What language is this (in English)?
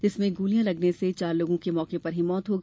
Hindi